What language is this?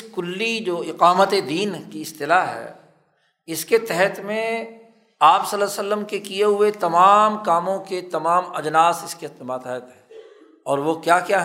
Urdu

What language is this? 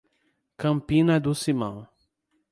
Portuguese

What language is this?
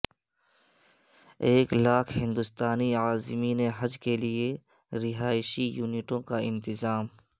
Urdu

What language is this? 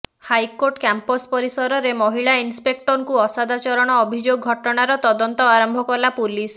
Odia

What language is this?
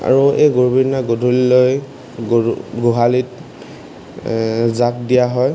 Assamese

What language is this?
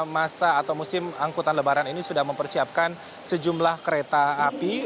Indonesian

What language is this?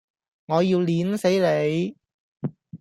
Cantonese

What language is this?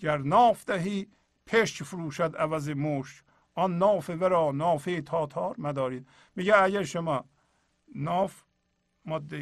Persian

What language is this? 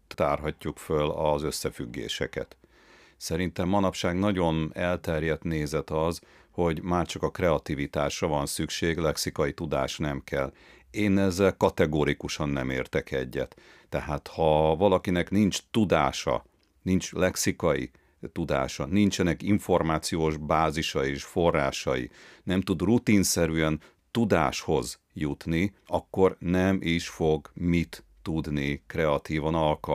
Hungarian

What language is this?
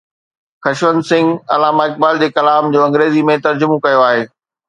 Sindhi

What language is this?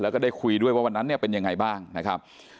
Thai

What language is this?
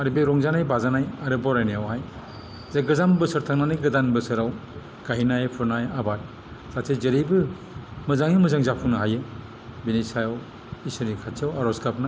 Bodo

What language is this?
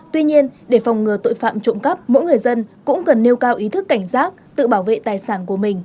Vietnamese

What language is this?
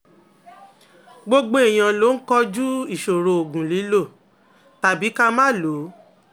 Yoruba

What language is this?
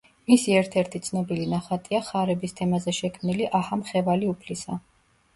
Georgian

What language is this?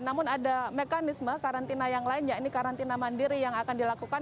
Indonesian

